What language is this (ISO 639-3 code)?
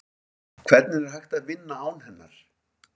isl